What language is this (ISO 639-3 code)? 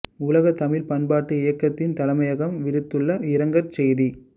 tam